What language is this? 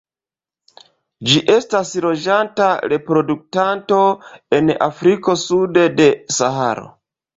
Esperanto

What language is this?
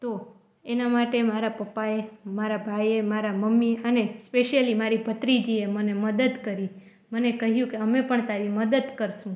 Gujarati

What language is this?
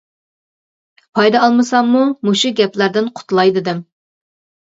Uyghur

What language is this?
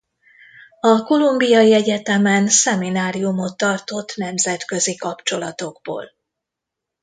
Hungarian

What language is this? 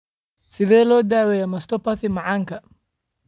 Somali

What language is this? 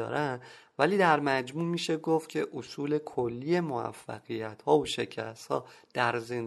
Persian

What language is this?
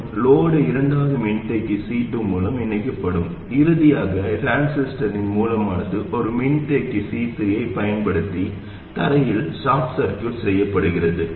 Tamil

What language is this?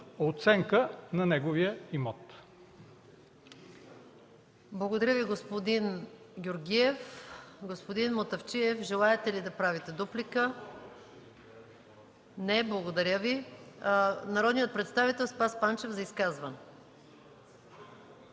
Bulgarian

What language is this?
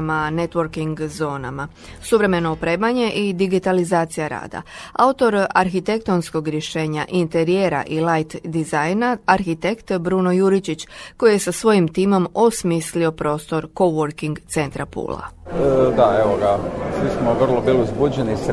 Croatian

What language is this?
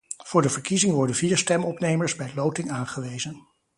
Dutch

